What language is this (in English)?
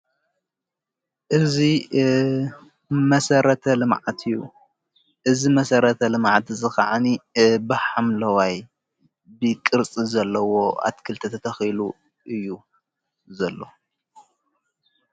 Tigrinya